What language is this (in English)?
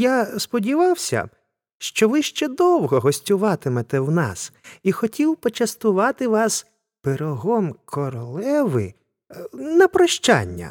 Ukrainian